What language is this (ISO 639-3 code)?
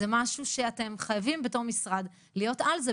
heb